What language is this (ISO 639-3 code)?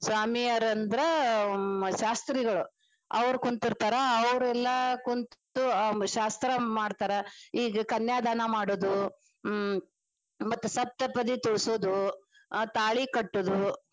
kan